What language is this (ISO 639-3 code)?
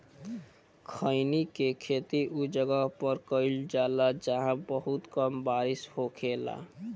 bho